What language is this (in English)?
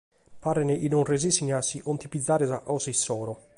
Sardinian